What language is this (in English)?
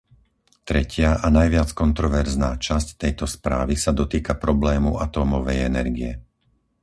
Slovak